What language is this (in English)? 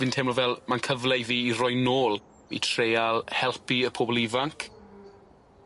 Welsh